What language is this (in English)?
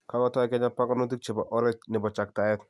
Kalenjin